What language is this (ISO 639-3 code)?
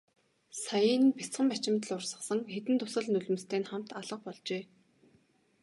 mon